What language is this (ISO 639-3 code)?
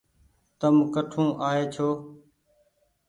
gig